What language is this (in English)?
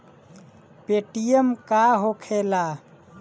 Bhojpuri